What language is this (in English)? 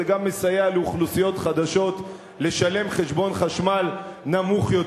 Hebrew